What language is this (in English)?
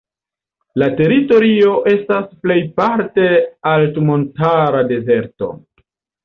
Esperanto